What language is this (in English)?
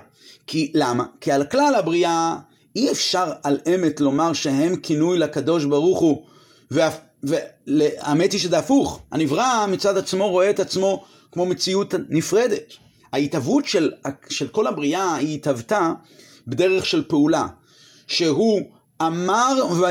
Hebrew